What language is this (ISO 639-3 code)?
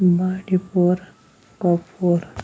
kas